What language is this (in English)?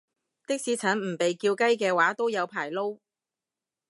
Cantonese